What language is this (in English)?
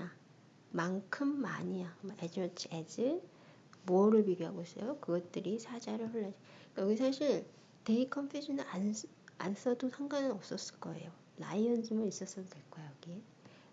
Korean